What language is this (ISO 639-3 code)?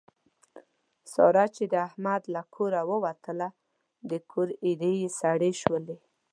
pus